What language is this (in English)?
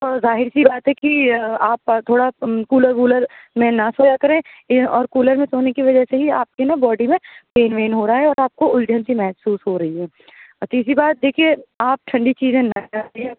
Urdu